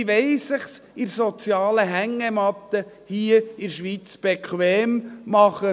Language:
Swiss German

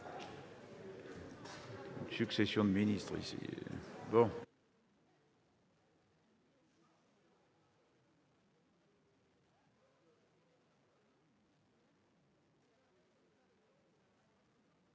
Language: French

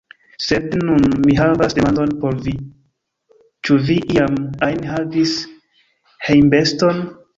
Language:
Esperanto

